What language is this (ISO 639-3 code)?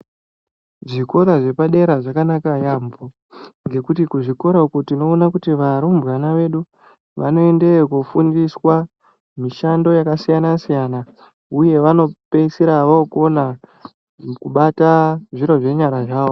ndc